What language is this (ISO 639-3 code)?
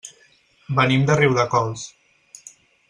cat